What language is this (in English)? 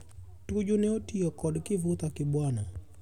Luo (Kenya and Tanzania)